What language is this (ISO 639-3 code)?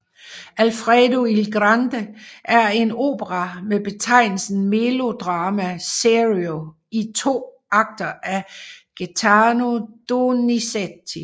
dan